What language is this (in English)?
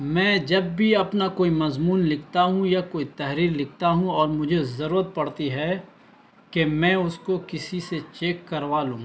Urdu